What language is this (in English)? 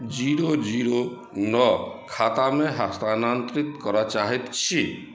Maithili